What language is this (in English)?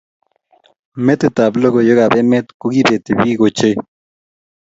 Kalenjin